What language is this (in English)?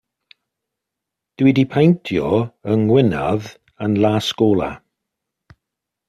Welsh